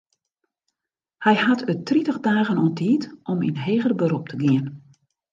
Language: Western Frisian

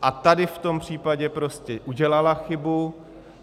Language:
Czech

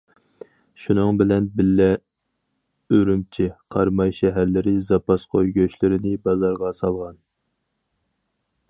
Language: Uyghur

